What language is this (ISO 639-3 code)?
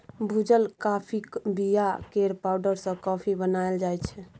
mai